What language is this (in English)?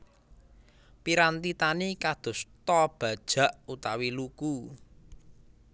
Javanese